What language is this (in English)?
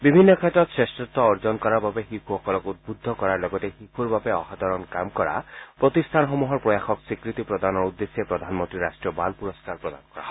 Assamese